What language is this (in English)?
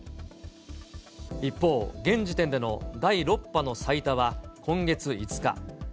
Japanese